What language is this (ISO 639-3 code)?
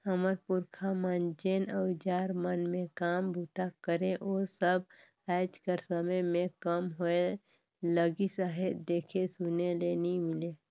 hne